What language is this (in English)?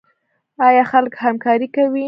Pashto